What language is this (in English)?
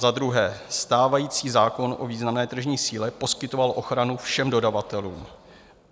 Czech